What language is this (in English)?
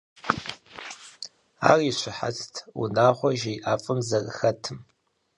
Kabardian